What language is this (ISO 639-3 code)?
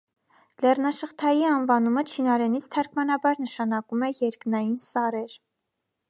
hye